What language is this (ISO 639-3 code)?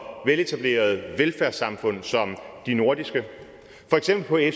dan